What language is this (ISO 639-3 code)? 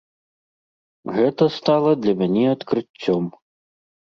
bel